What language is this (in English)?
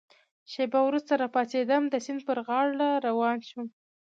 Pashto